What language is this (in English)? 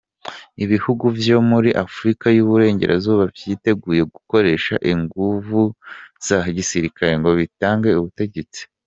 Kinyarwanda